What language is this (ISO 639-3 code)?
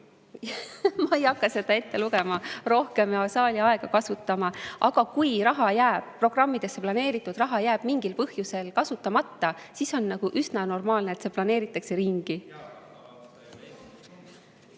est